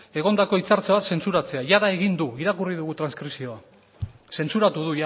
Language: Basque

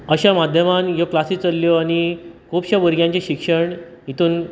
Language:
Konkani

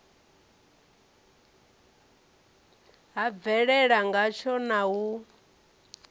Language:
Venda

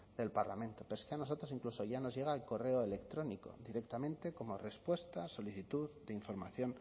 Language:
Spanish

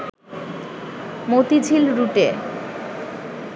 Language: Bangla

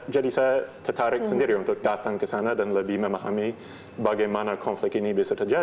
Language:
Indonesian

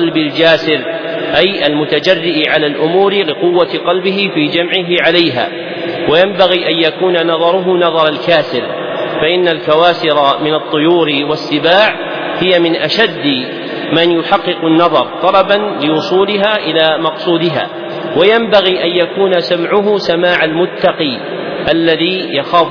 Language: Arabic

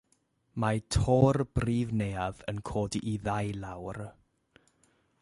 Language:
Welsh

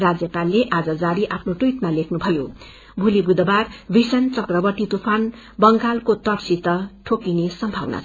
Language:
Nepali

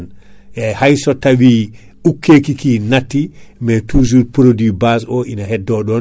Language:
Fula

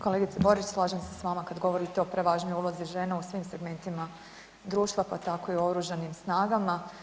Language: Croatian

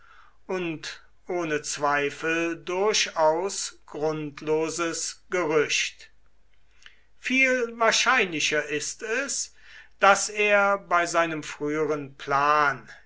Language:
German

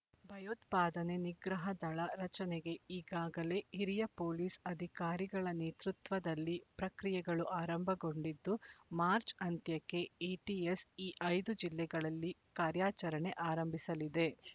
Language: Kannada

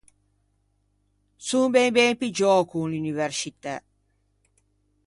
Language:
Ligurian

